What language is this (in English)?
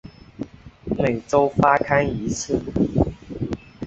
Chinese